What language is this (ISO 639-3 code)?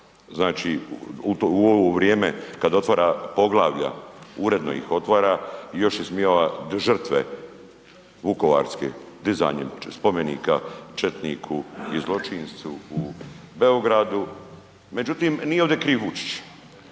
hrv